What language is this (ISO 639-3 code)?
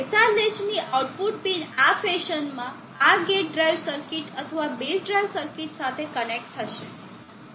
guj